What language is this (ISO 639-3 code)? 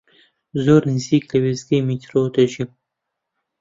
ckb